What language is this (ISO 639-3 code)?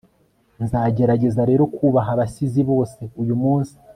kin